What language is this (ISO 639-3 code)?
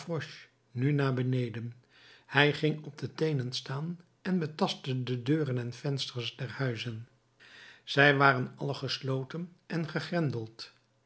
nld